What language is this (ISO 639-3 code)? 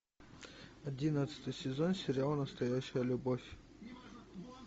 rus